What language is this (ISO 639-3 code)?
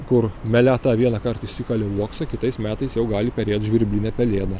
lit